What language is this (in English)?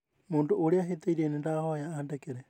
Kikuyu